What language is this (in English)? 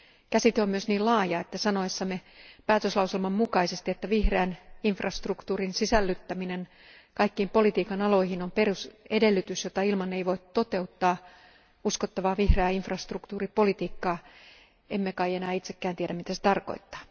Finnish